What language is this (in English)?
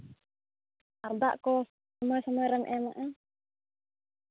Santali